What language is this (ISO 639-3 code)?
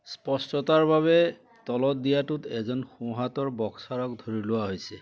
asm